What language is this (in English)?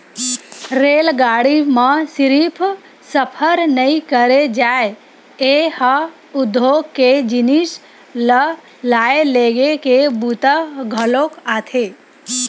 Chhattisgarhi